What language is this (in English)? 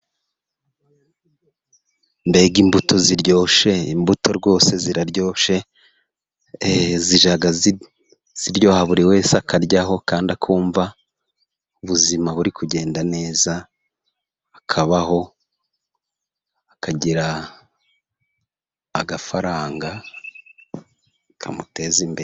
Kinyarwanda